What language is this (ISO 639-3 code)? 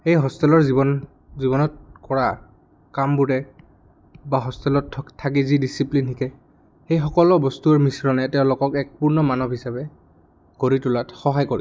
asm